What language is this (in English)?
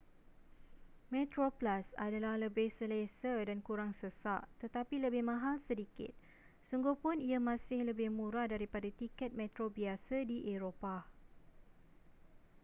Malay